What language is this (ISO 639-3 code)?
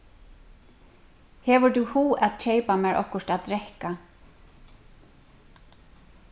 fao